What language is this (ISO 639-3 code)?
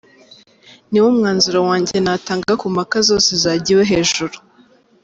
kin